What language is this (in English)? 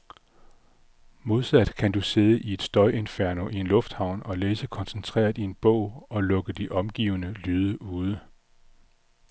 Danish